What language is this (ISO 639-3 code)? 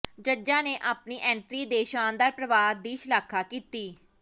pan